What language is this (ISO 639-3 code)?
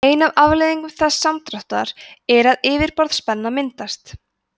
isl